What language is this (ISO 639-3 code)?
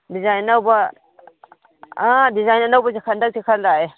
mni